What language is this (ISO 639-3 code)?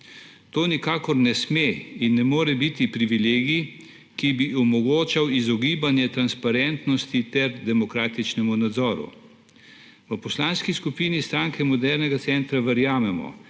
slv